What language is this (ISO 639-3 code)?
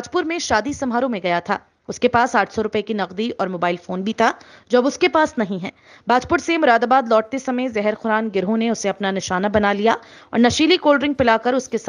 hin